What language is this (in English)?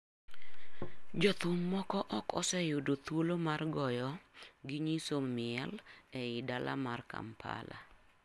Luo (Kenya and Tanzania)